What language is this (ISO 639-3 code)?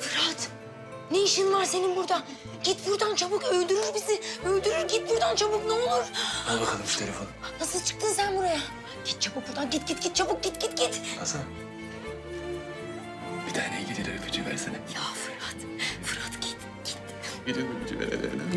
tur